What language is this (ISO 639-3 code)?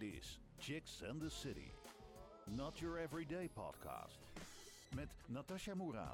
nld